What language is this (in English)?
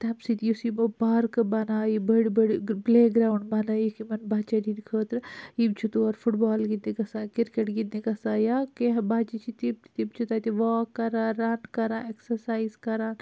Kashmiri